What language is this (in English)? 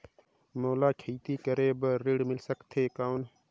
Chhattisgarhi